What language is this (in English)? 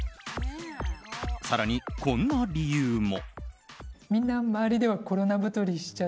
Japanese